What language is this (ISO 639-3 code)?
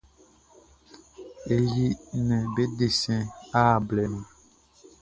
bci